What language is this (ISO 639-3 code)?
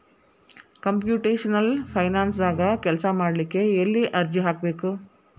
kan